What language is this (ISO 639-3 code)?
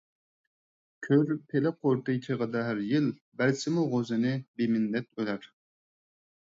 uig